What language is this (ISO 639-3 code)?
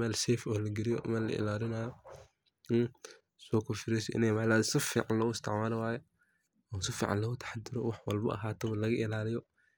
som